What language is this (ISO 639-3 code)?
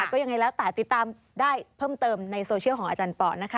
tha